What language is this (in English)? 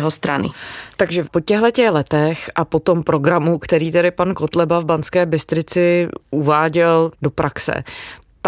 Czech